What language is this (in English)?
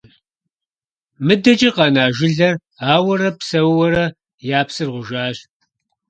Kabardian